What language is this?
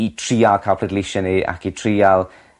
Welsh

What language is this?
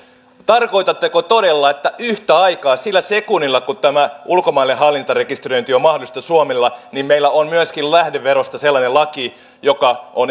Finnish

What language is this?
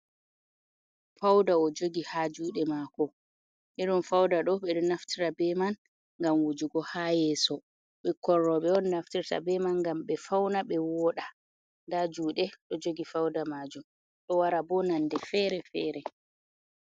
Fula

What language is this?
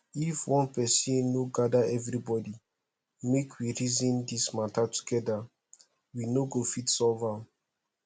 Nigerian Pidgin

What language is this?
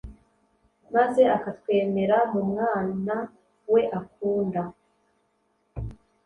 Kinyarwanda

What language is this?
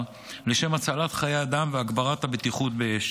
Hebrew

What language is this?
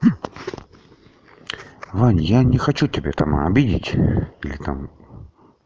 Russian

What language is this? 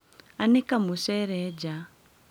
Kikuyu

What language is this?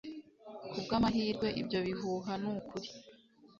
Kinyarwanda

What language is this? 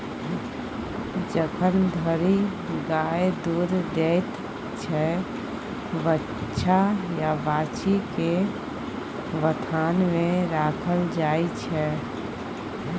Maithili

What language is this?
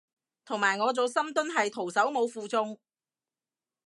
Cantonese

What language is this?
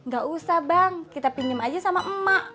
Indonesian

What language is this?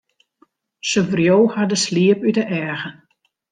Western Frisian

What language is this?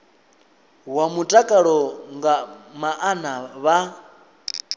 Venda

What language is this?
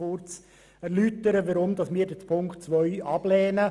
Swiss German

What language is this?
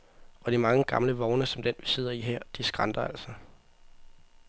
Danish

